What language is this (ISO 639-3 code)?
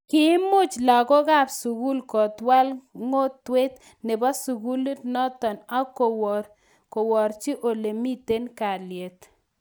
kln